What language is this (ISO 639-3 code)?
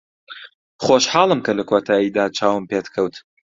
ckb